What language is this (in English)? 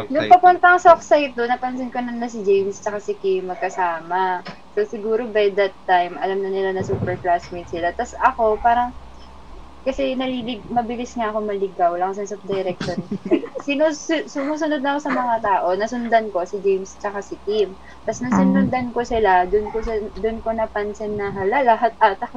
Filipino